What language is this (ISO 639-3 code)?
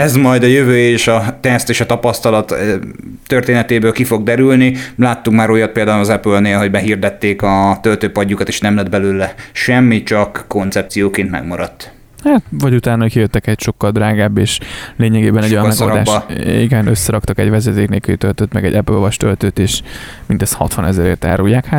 hun